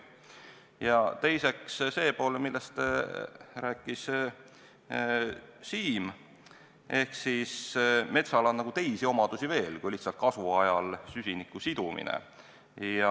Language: Estonian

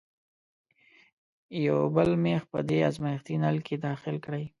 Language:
Pashto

